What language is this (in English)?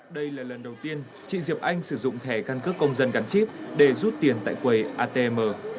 Vietnamese